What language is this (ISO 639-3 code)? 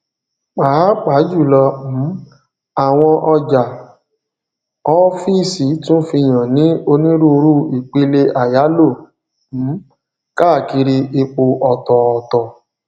yor